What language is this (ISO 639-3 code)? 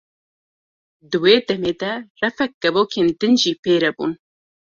kur